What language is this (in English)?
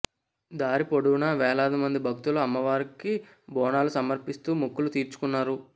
Telugu